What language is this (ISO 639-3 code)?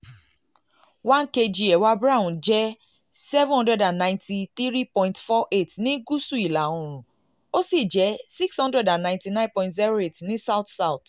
yor